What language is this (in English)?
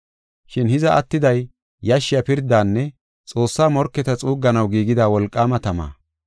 Gofa